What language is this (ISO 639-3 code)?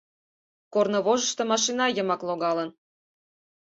chm